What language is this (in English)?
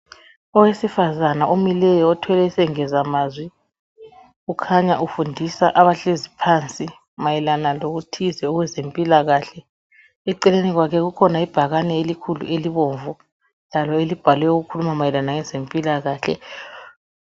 North Ndebele